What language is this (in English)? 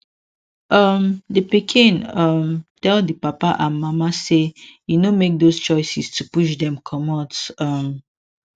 Nigerian Pidgin